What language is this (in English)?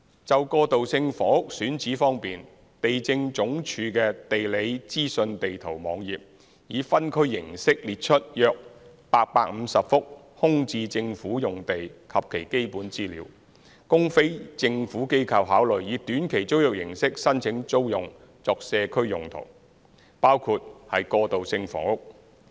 Cantonese